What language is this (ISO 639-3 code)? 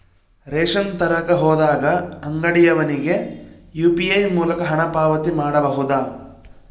kan